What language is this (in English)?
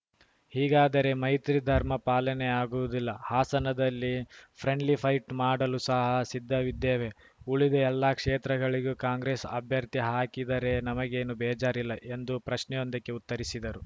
Kannada